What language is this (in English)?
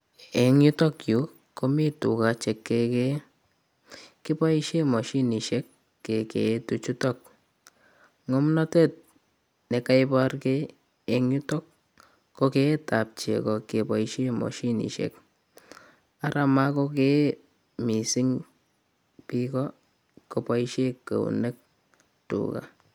Kalenjin